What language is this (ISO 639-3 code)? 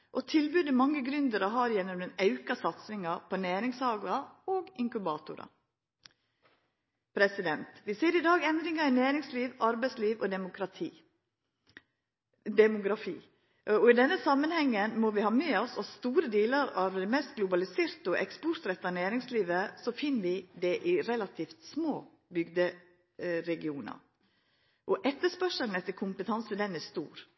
nno